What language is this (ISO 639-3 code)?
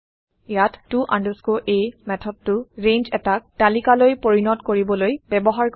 asm